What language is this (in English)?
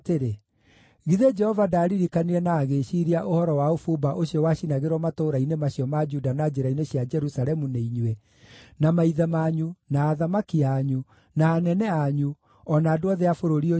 Kikuyu